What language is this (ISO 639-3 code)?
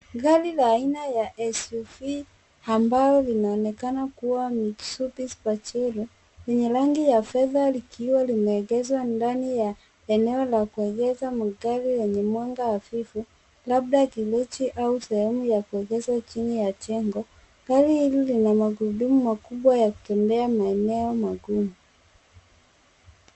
swa